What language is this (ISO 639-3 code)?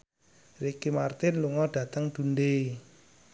jav